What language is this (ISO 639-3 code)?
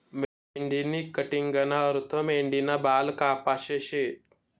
mar